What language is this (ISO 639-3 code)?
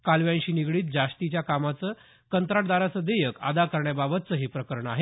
mar